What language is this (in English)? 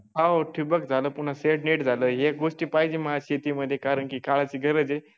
Marathi